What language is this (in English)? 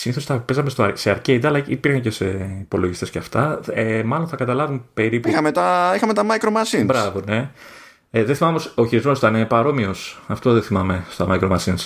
Greek